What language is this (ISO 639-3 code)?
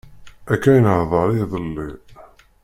kab